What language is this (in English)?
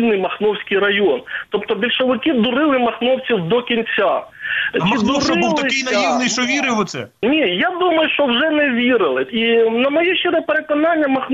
Ukrainian